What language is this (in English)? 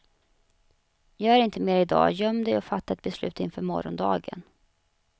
Swedish